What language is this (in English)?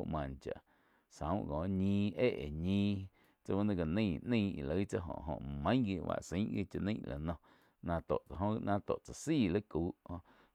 Quiotepec Chinantec